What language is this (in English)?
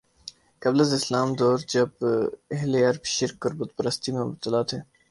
Urdu